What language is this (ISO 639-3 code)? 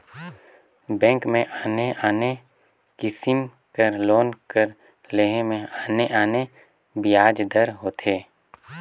hne